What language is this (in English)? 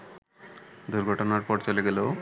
Bangla